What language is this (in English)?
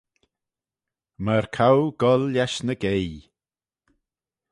Manx